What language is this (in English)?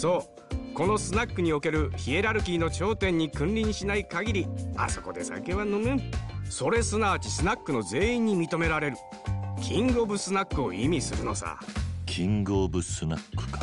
Japanese